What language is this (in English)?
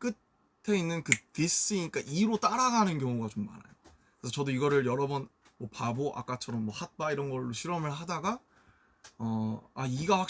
Korean